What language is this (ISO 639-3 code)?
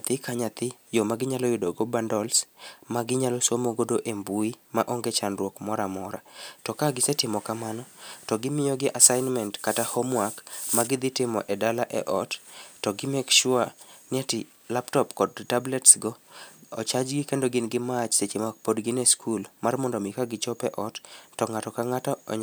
luo